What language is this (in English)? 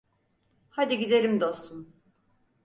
Turkish